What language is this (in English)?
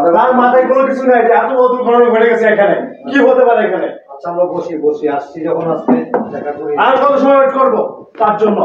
Turkish